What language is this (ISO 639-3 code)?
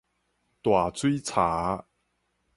nan